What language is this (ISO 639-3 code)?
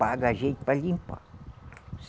por